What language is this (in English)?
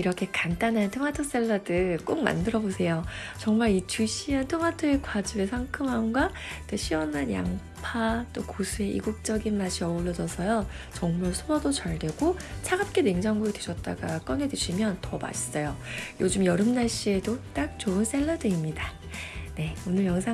Korean